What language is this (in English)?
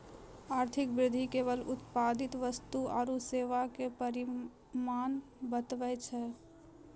Maithili